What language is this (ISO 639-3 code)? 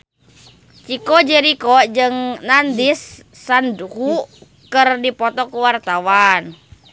sun